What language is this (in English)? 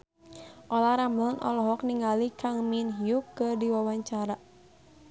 Sundanese